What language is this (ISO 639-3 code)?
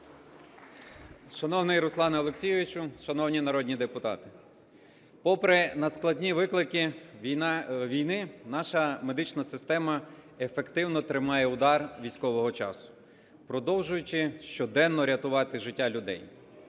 ukr